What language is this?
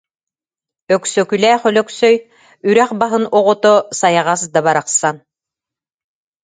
Yakut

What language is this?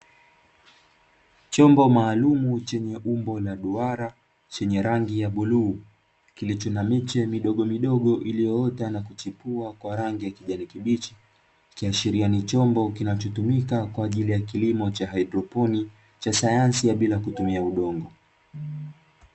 Swahili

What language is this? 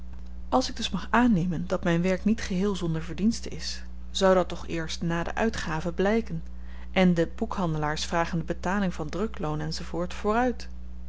Dutch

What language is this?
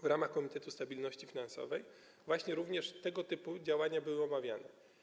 Polish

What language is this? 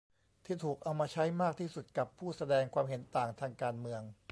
Thai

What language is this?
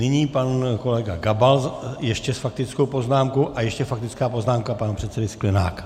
Czech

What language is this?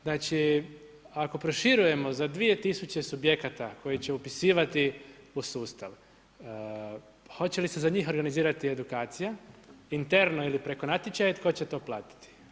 Croatian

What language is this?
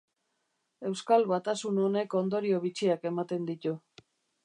Basque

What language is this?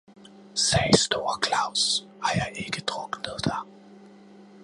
Danish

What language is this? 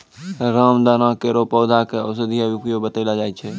Maithili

